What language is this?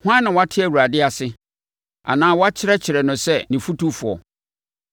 Akan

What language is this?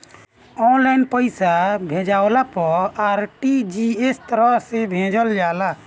Bhojpuri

